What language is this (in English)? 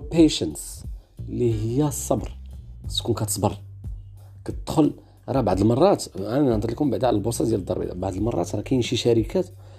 Arabic